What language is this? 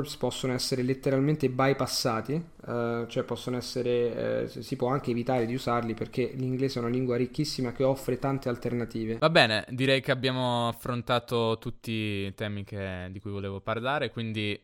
Italian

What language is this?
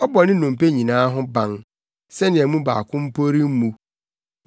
Akan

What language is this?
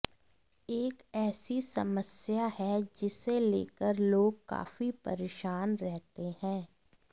Hindi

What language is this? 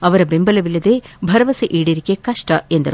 Kannada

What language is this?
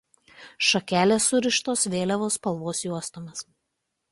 Lithuanian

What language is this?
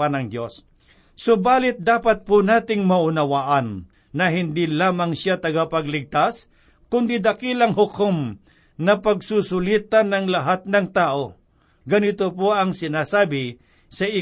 Filipino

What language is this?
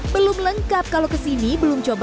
Indonesian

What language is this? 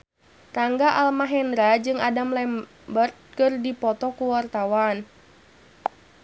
Sundanese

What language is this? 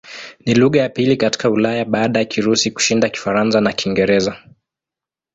Swahili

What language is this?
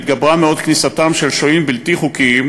Hebrew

